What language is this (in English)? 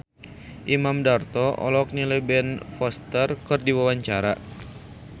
Sundanese